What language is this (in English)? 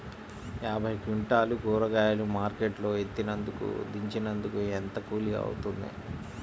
Telugu